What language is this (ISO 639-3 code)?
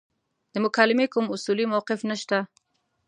pus